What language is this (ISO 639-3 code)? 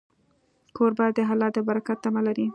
pus